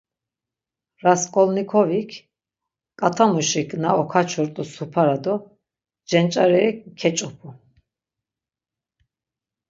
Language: Laz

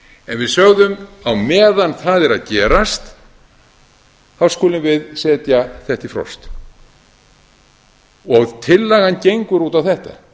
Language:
Icelandic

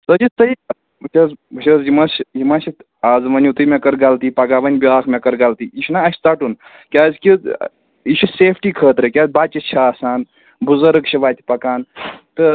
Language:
Kashmiri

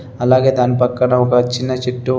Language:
Telugu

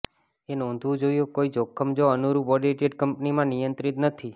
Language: Gujarati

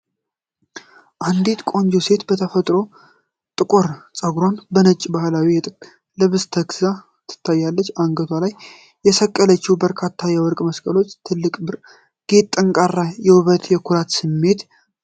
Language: Amharic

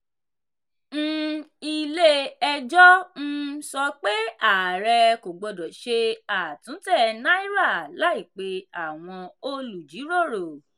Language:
Yoruba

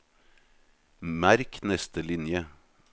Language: Norwegian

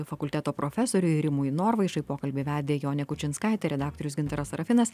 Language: Lithuanian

